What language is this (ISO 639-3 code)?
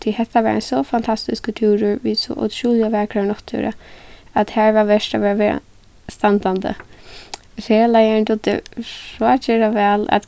fao